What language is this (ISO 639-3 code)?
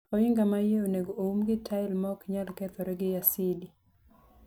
luo